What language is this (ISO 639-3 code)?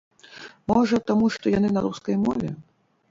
bel